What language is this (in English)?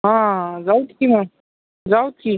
Marathi